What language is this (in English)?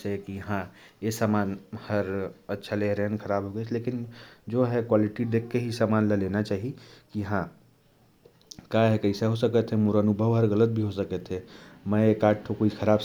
Korwa